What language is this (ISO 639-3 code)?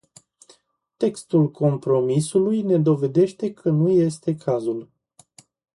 ron